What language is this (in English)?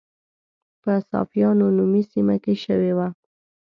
Pashto